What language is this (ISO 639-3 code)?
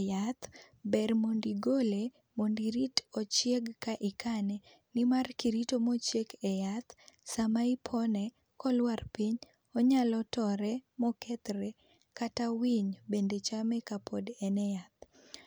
luo